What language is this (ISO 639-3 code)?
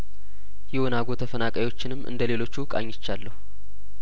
amh